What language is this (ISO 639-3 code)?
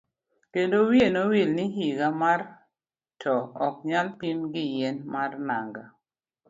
luo